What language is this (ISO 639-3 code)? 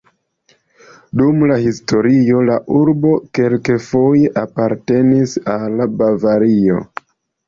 epo